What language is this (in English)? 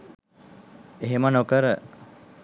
Sinhala